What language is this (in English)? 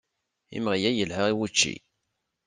Kabyle